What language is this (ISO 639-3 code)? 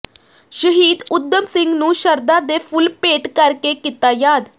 pan